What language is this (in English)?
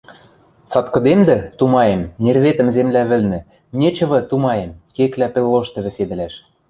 Western Mari